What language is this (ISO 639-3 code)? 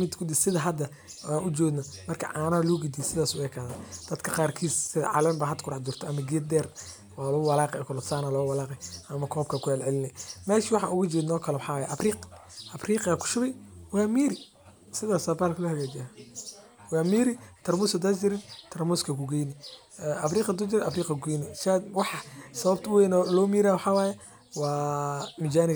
som